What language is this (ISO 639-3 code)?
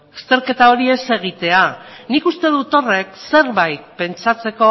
eus